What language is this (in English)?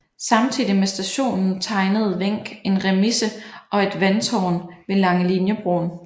Danish